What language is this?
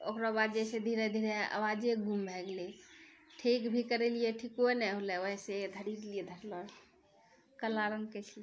Maithili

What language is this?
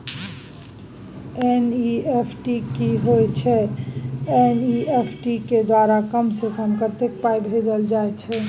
Maithili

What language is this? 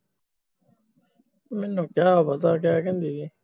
Punjabi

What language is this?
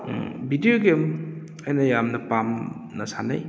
Manipuri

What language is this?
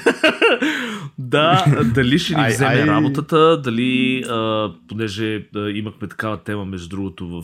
Bulgarian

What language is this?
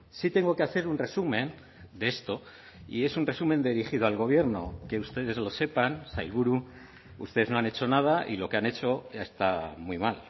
Spanish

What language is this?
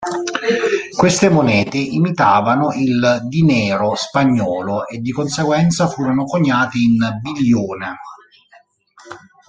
Italian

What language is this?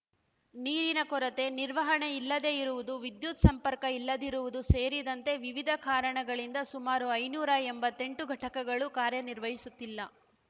Kannada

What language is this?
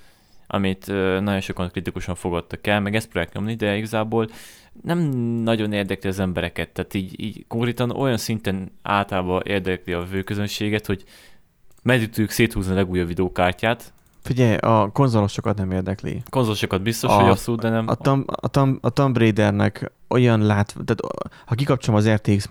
Hungarian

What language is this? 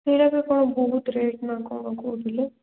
Odia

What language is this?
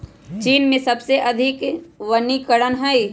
Magahi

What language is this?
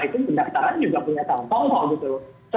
Indonesian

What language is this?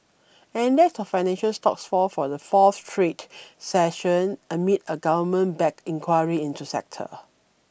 English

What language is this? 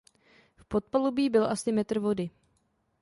Czech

